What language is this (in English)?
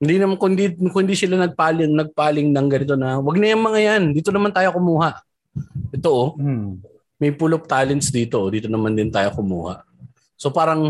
Filipino